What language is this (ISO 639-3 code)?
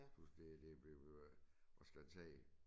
dan